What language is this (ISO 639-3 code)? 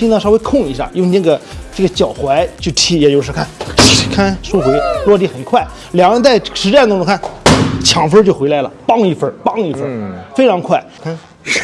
zho